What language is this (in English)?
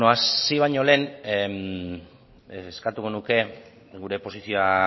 Basque